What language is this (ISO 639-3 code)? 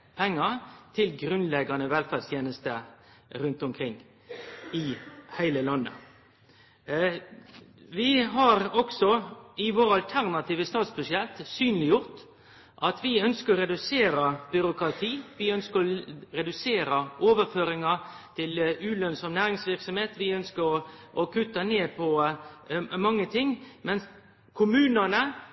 nno